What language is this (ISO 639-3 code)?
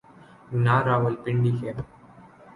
urd